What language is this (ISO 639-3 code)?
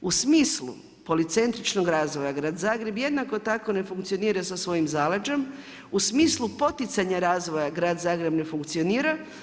hrv